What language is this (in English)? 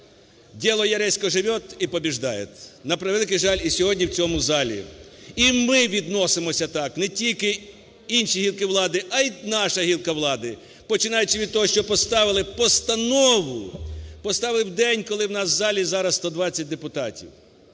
Ukrainian